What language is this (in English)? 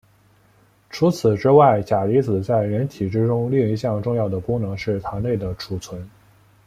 Chinese